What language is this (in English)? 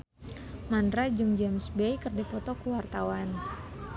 Sundanese